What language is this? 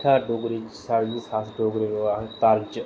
Dogri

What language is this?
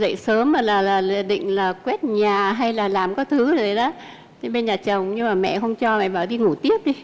Vietnamese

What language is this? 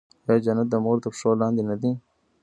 Pashto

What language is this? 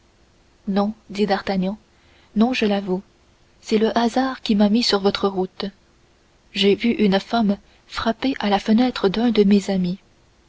French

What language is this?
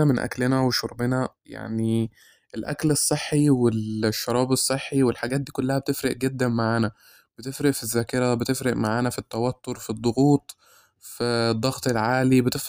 Arabic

